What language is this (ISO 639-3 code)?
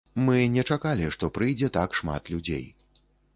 bel